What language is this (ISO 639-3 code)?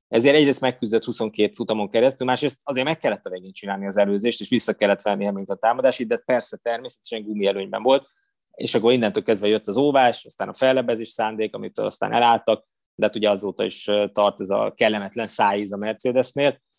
hun